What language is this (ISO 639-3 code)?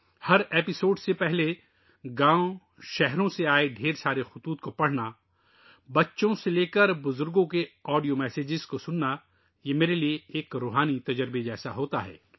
urd